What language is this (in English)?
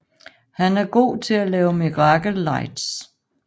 Danish